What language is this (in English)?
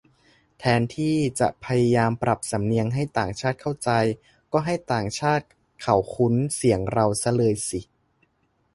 Thai